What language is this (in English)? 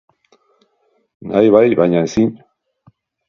Basque